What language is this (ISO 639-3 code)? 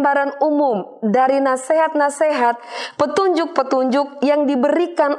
ind